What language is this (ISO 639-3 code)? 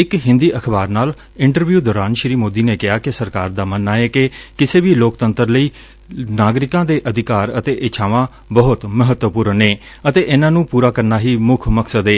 pan